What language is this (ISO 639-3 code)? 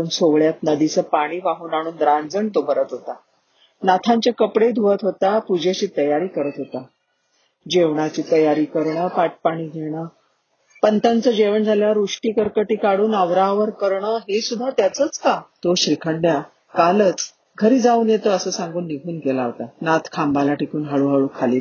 mar